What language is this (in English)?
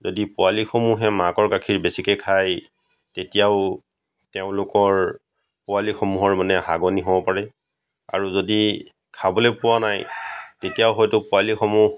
Assamese